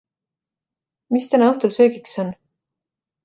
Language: Estonian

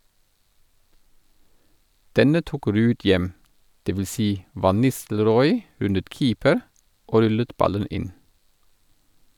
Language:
Norwegian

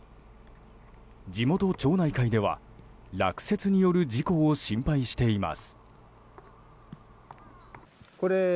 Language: Japanese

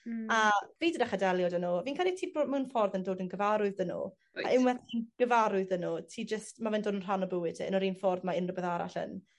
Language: Welsh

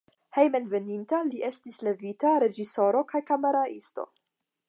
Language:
Esperanto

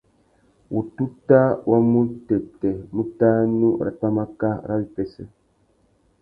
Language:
Tuki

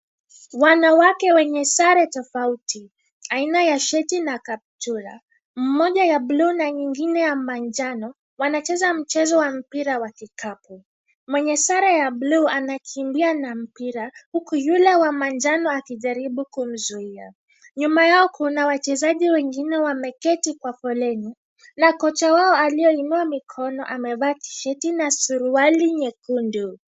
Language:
Swahili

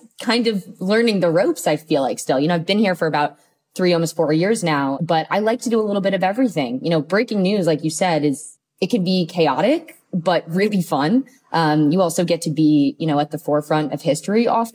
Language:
English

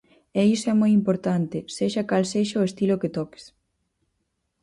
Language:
Galician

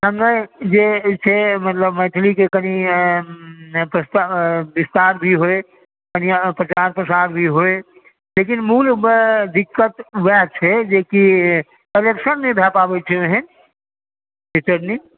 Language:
Maithili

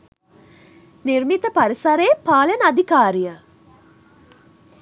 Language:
Sinhala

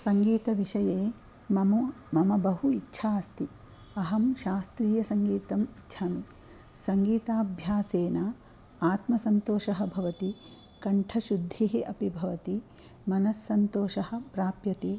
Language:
Sanskrit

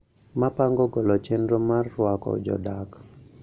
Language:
Luo (Kenya and Tanzania)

